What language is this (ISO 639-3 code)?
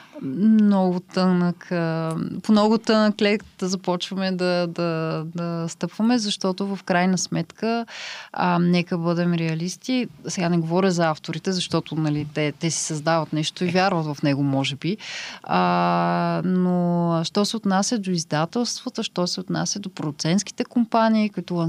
bul